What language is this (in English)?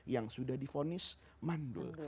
Indonesian